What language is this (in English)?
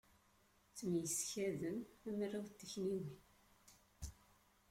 Kabyle